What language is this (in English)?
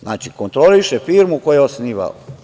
Serbian